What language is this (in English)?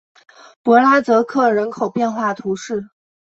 Chinese